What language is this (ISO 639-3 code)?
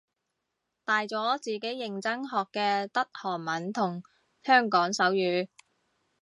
yue